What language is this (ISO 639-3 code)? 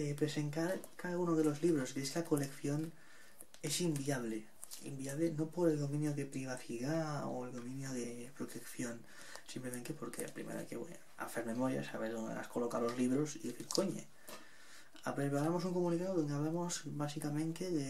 spa